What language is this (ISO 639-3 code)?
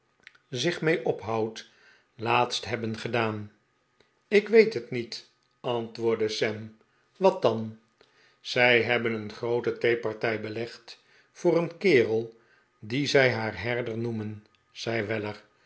nld